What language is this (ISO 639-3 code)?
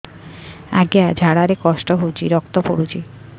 ori